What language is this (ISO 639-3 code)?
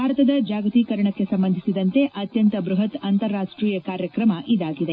kan